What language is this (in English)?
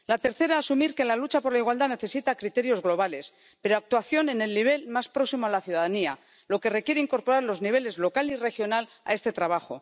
Spanish